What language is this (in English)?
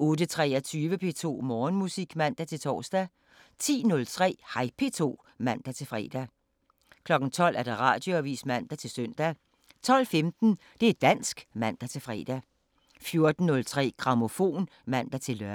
Danish